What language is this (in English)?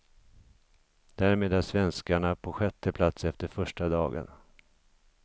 Swedish